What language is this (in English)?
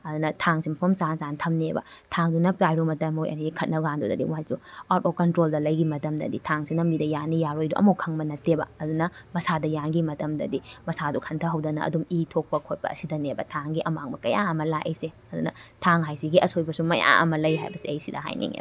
Manipuri